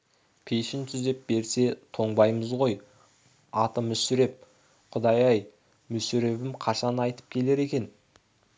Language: Kazakh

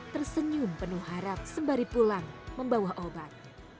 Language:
Indonesian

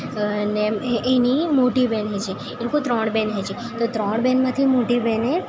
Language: Gujarati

